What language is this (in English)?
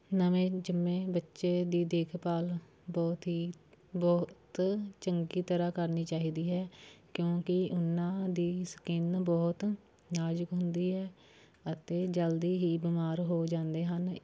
Punjabi